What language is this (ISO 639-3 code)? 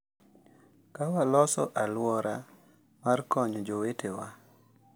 luo